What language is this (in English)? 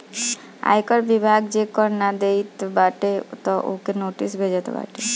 Bhojpuri